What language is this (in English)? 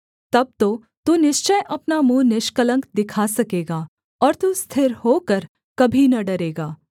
Hindi